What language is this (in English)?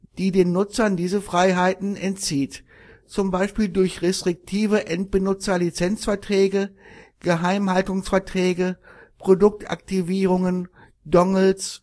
German